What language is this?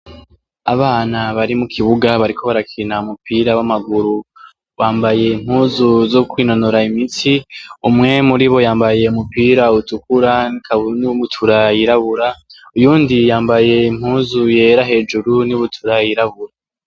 Rundi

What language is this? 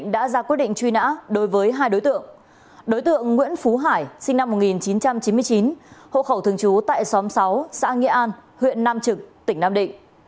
Vietnamese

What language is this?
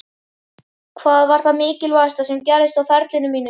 Icelandic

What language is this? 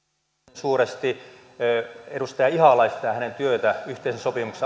Finnish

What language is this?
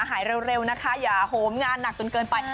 Thai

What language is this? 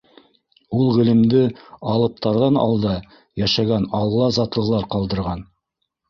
Bashkir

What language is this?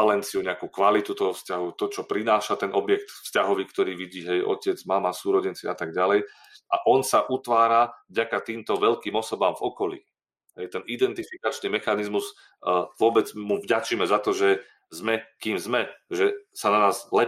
Slovak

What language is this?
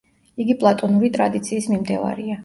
Georgian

